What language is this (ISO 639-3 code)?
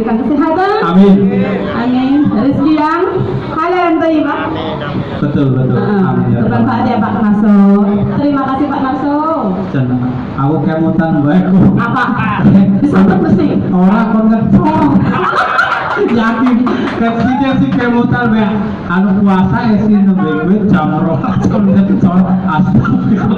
ind